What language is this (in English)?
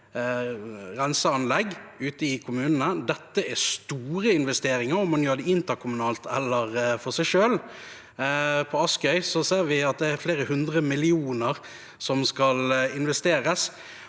Norwegian